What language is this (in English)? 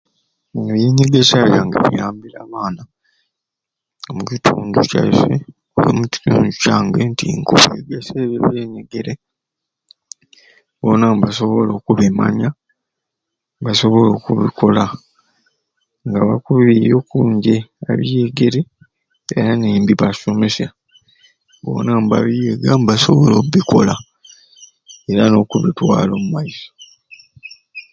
Ruuli